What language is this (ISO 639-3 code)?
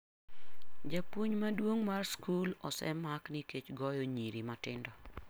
luo